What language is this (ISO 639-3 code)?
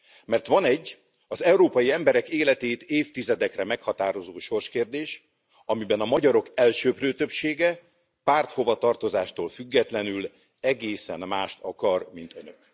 hun